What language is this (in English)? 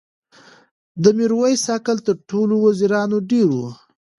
Pashto